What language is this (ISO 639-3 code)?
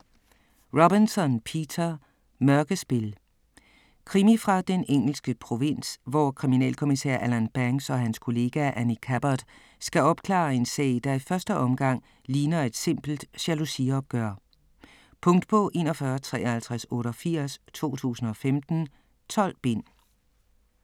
dan